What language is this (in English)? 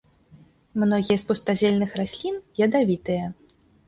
Belarusian